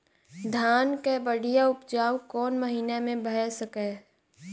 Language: Maithili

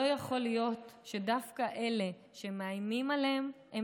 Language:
Hebrew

